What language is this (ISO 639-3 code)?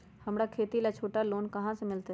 mag